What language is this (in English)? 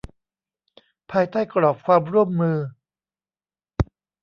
Thai